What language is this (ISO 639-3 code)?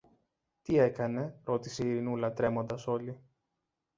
ell